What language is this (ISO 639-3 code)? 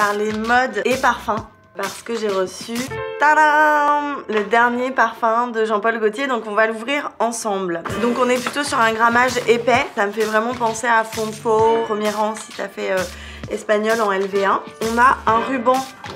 fra